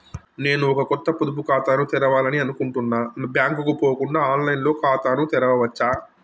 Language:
Telugu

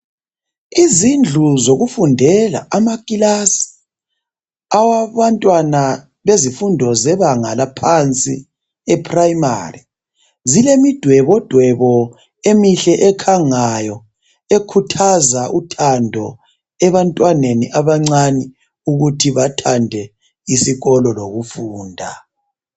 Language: North Ndebele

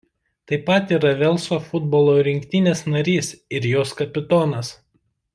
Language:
Lithuanian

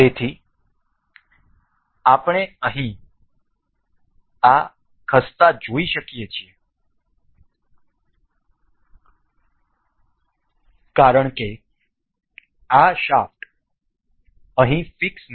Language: Gujarati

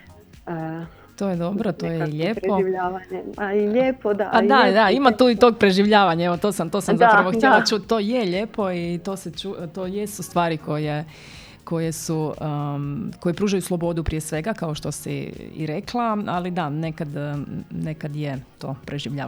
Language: Croatian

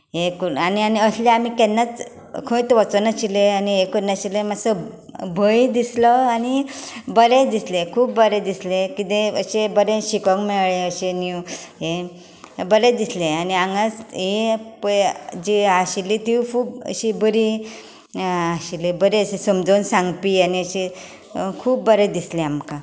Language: Konkani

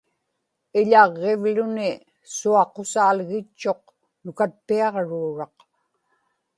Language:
Inupiaq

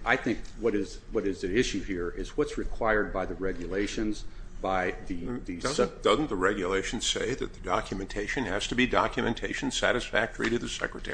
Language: English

